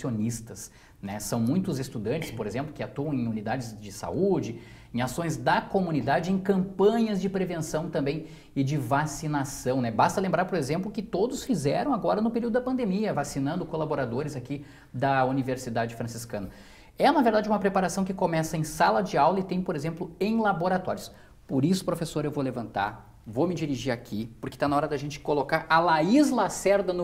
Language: Portuguese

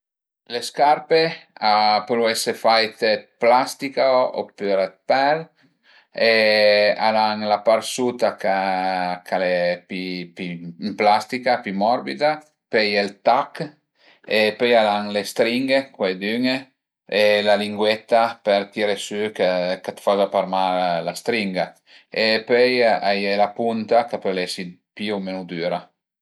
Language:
Piedmontese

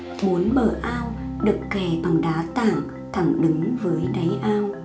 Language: Vietnamese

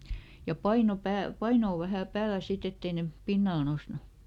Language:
Finnish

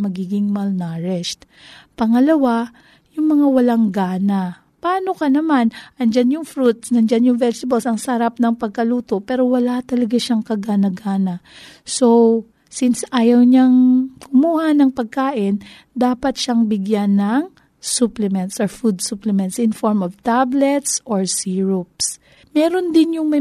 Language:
Filipino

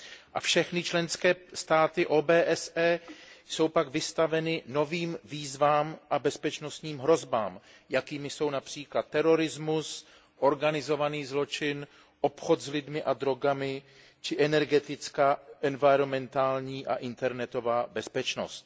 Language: Czech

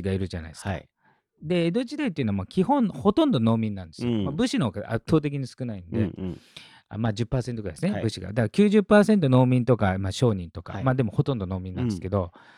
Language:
Japanese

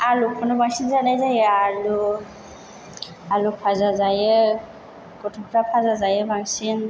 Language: Bodo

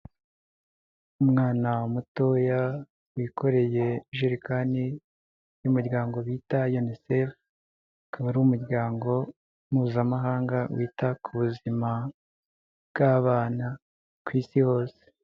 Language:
Kinyarwanda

